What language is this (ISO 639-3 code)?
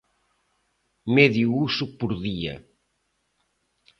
glg